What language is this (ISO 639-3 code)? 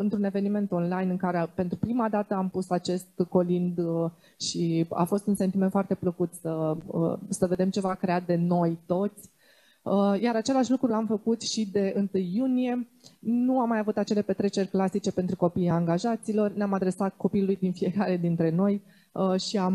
ron